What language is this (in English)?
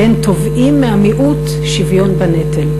Hebrew